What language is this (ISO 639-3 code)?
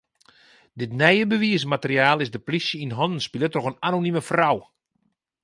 fry